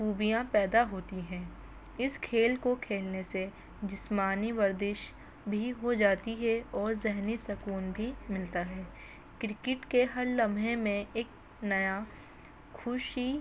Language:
Urdu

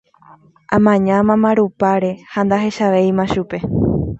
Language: Guarani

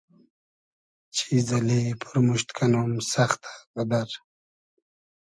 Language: Hazaragi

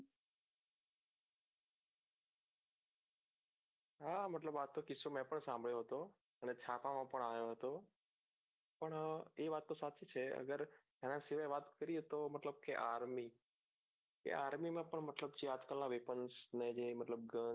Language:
Gujarati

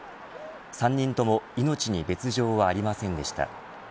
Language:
Japanese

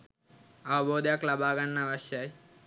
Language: Sinhala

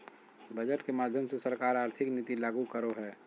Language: Magahi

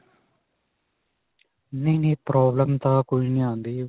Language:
Punjabi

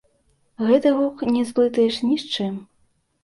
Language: Belarusian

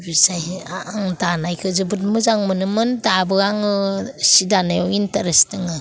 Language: Bodo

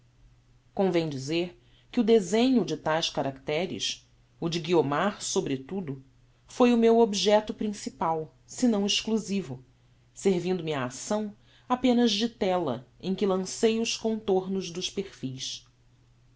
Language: Portuguese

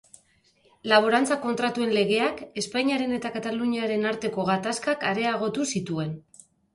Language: Basque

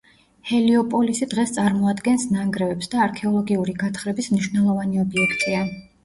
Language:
Georgian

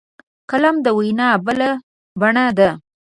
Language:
Pashto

